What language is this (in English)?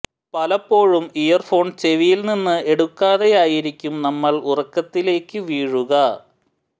Malayalam